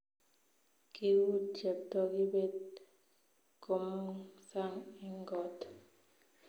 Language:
Kalenjin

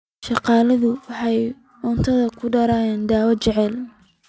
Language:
Somali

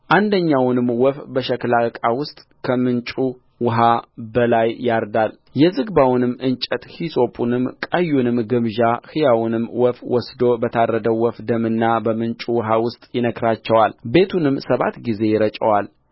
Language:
Amharic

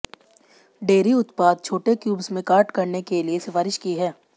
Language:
Hindi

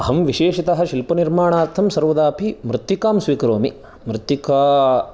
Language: Sanskrit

